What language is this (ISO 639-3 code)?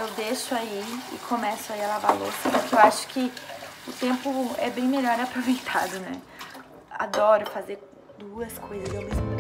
por